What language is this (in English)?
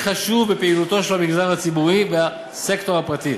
Hebrew